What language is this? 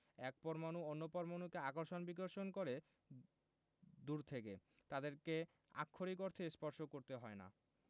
Bangla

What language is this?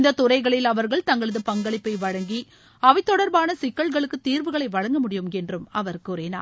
Tamil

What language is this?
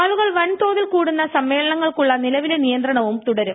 Malayalam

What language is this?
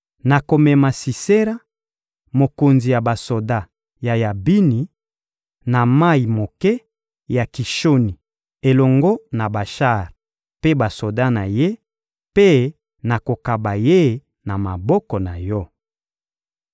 Lingala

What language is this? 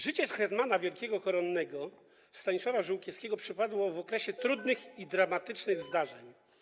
Polish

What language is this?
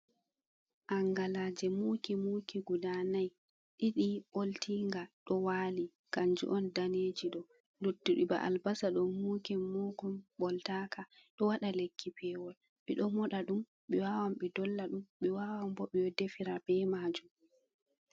Fula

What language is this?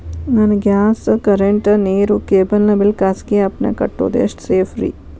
Kannada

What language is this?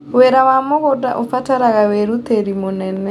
Kikuyu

